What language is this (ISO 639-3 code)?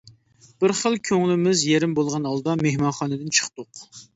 uig